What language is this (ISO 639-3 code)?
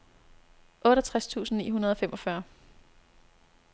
dan